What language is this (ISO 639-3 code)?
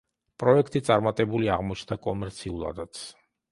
kat